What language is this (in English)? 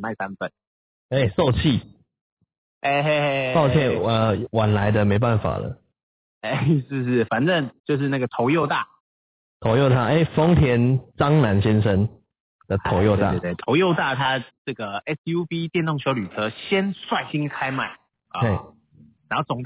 Chinese